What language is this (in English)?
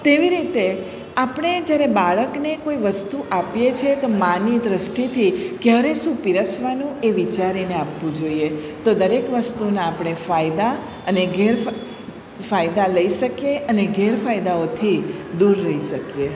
Gujarati